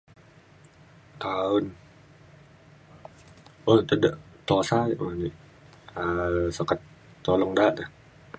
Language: Mainstream Kenyah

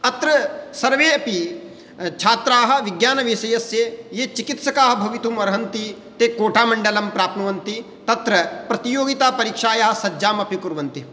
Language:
Sanskrit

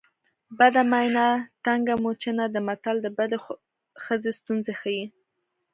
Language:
Pashto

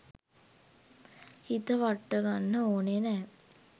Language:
Sinhala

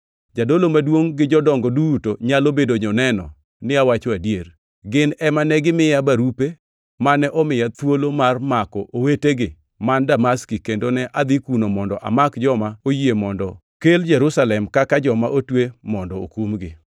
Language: Luo (Kenya and Tanzania)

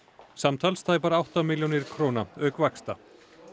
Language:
Icelandic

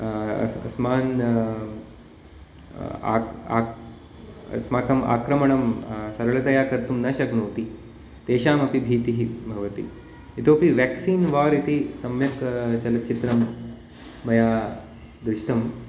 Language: Sanskrit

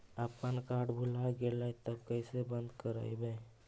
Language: Magahi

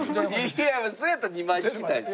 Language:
Japanese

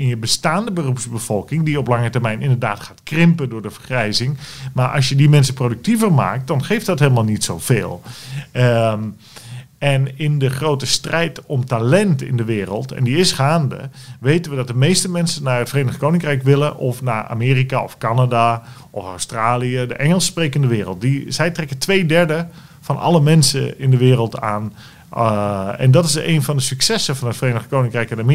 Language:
Dutch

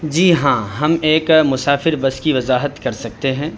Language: Urdu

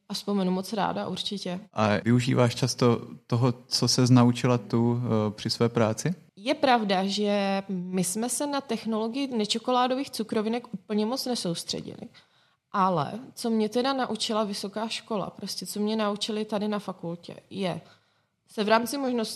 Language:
Czech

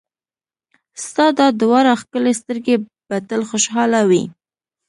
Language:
Pashto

